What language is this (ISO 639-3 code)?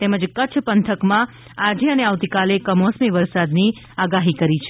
guj